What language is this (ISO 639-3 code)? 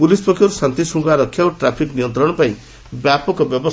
ori